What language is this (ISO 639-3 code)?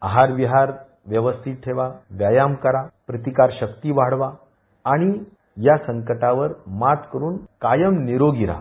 mar